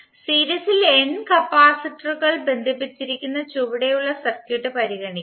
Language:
Malayalam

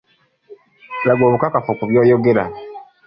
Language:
Ganda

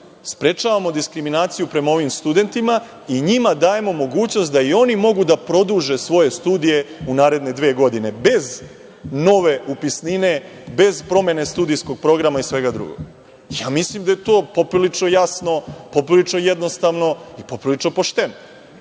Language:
Serbian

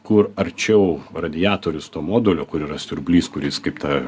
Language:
Lithuanian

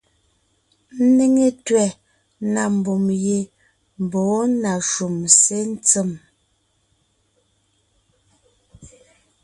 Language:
Ngiemboon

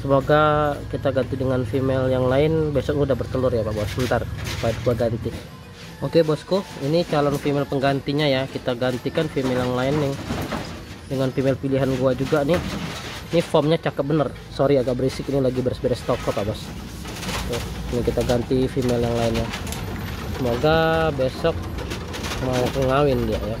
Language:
Indonesian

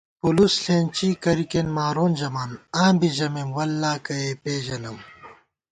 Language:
Gawar-Bati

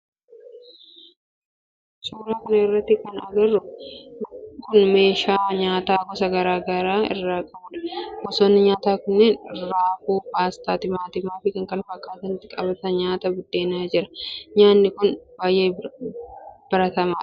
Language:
Oromo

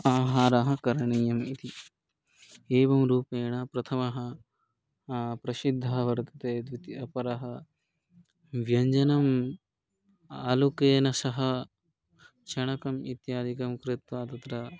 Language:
Sanskrit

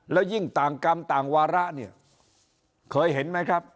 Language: Thai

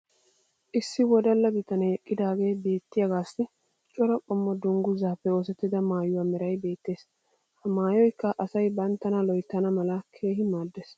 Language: Wolaytta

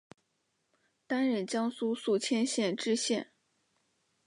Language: Chinese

